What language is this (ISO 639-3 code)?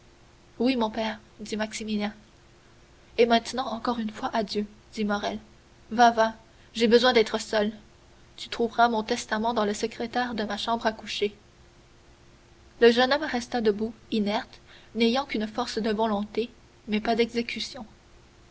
fra